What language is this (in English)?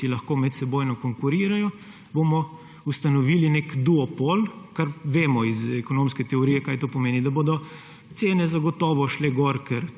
Slovenian